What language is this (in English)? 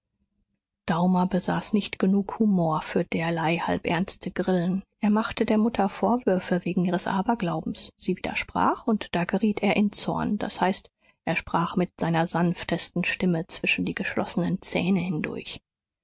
German